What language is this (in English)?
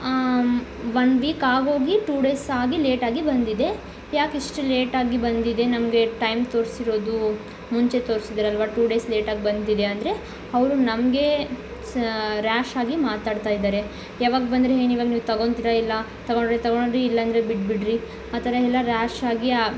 Kannada